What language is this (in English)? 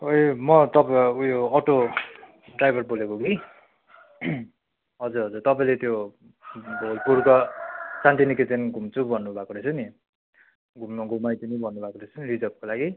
Nepali